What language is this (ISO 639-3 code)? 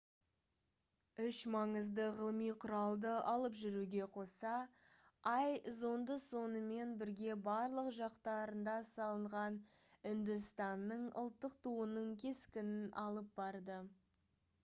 kaz